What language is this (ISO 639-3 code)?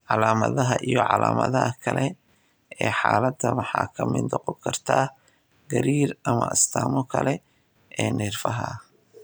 som